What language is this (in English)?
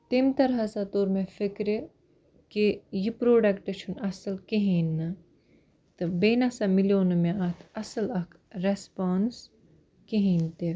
Kashmiri